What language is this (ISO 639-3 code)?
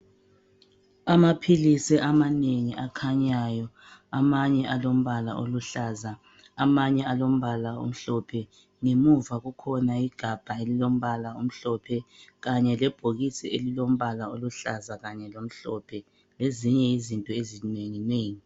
nde